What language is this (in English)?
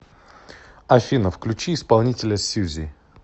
Russian